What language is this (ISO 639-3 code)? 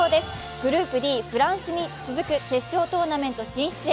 jpn